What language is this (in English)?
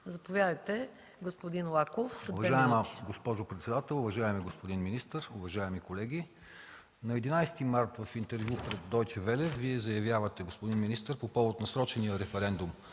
Bulgarian